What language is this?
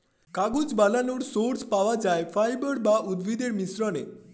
Bangla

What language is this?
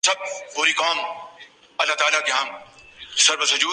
Urdu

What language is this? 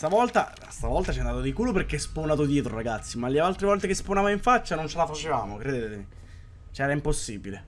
Italian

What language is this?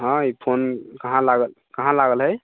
Maithili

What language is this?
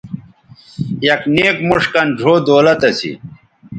Bateri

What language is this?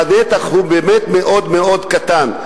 Hebrew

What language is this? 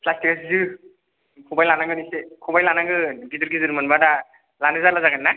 Bodo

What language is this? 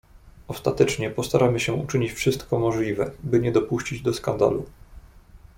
Polish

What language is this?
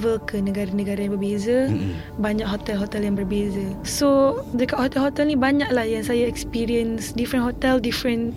Malay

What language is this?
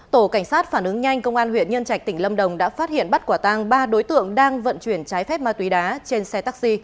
Vietnamese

